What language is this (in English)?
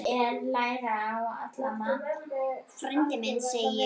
Icelandic